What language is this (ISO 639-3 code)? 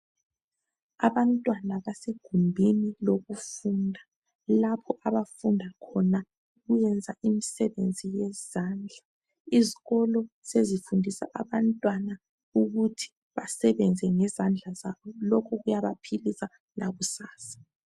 nde